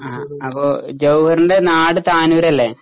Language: Malayalam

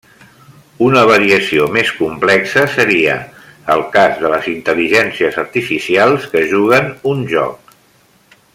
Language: Catalan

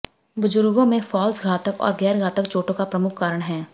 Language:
Hindi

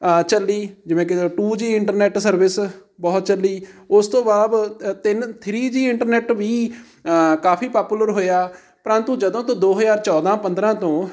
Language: Punjabi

